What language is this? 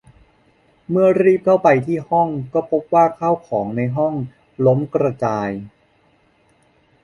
Thai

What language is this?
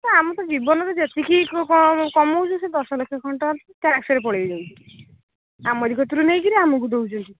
Odia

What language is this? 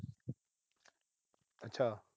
Punjabi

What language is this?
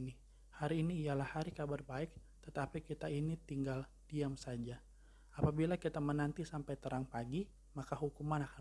Indonesian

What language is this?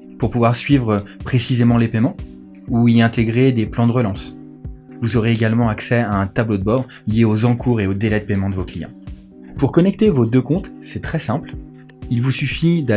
French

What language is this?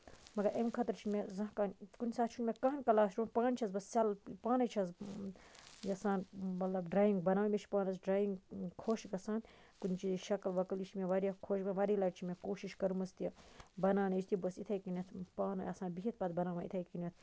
Kashmiri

